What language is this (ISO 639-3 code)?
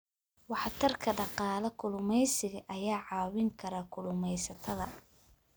som